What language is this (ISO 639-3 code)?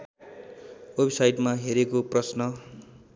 nep